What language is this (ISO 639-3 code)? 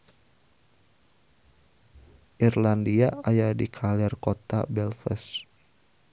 sun